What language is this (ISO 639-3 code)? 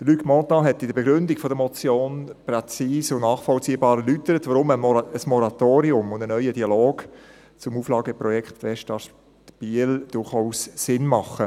gsw